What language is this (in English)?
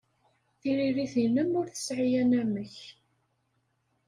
Kabyle